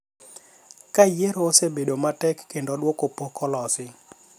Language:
Luo (Kenya and Tanzania)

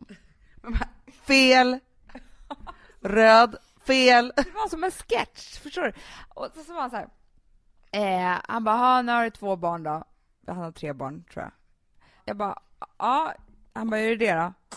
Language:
Swedish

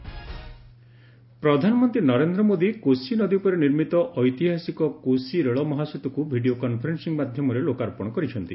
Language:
Odia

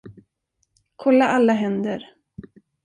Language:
Swedish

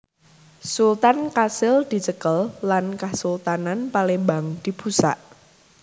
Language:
Javanese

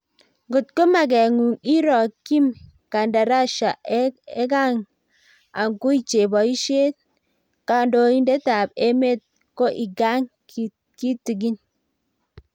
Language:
Kalenjin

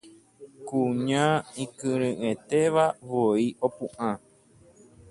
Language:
Guarani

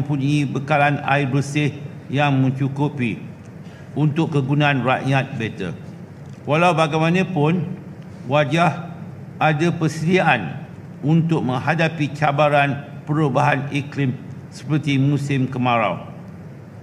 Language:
Malay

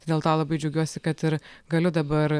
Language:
Lithuanian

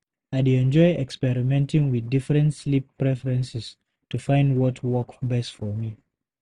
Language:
Nigerian Pidgin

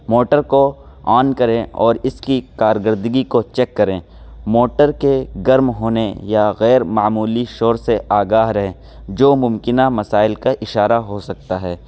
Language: Urdu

